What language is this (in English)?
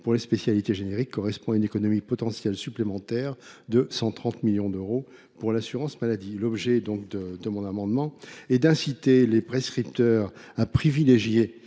French